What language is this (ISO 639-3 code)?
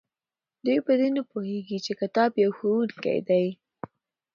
pus